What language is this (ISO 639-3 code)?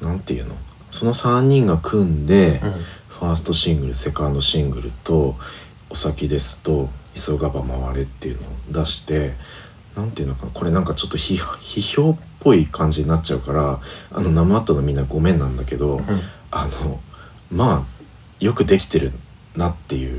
jpn